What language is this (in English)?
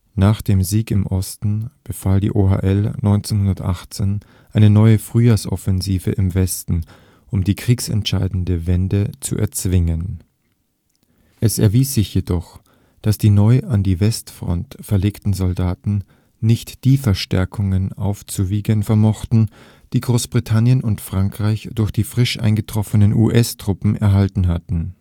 German